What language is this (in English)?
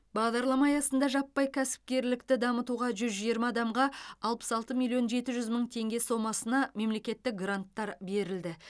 Kazakh